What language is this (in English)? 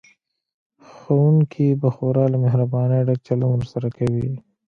Pashto